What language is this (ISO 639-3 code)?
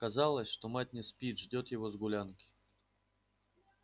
rus